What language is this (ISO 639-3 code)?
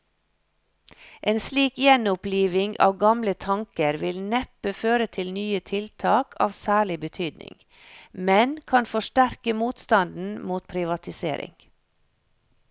nor